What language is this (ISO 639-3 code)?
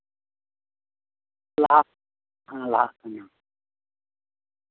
sat